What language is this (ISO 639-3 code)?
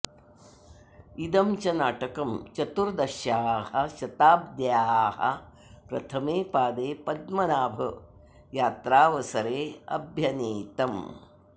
san